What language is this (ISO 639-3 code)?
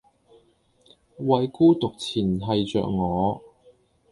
yue